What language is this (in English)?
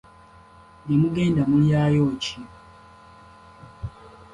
Ganda